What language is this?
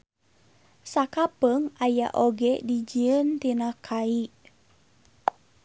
Sundanese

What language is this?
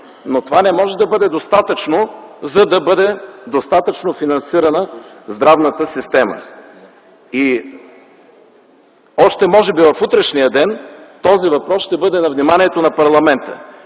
Bulgarian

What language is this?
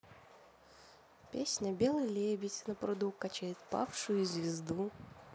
Russian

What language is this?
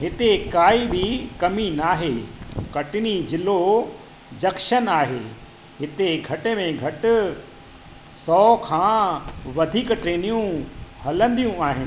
Sindhi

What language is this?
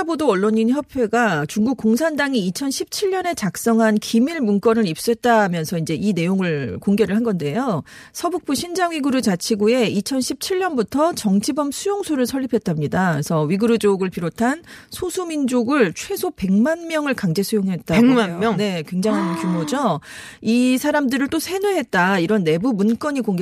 Korean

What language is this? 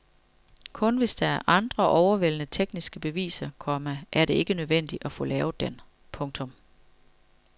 Danish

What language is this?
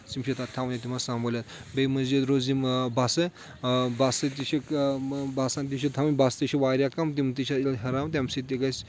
Kashmiri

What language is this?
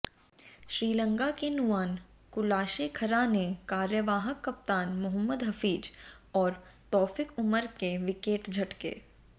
Hindi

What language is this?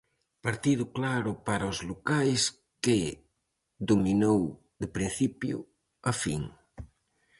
Galician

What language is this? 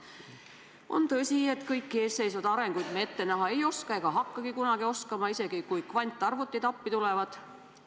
Estonian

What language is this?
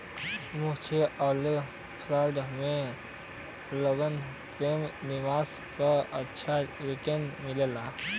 Bhojpuri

